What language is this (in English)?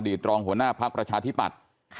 Thai